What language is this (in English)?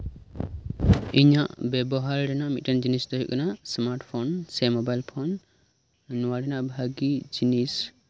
Santali